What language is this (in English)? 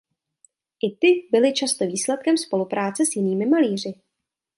Czech